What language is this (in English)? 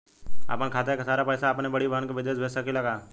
Bhojpuri